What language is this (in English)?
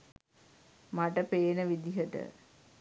Sinhala